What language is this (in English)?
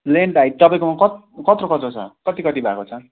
Nepali